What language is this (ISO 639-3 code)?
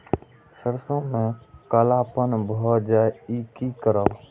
mai